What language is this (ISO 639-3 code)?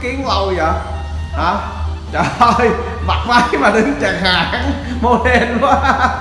vie